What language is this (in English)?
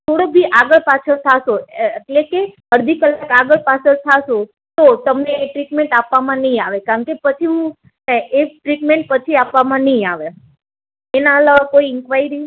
Gujarati